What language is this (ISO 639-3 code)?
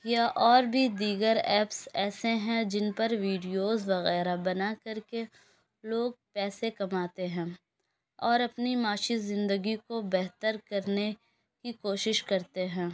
urd